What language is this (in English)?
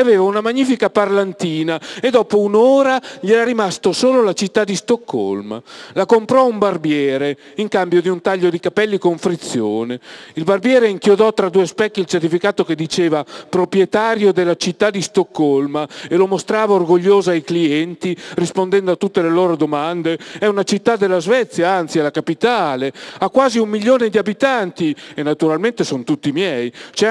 Italian